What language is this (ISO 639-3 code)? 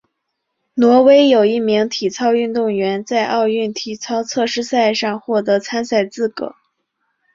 zho